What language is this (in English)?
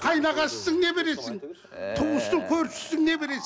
Kazakh